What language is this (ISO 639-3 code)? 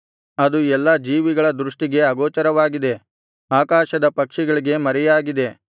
kan